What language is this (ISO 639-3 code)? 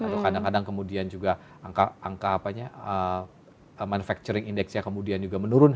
ind